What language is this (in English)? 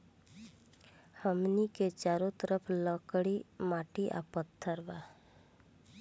Bhojpuri